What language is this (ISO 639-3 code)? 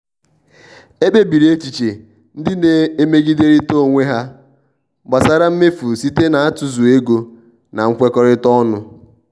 ibo